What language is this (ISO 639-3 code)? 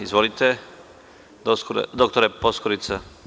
srp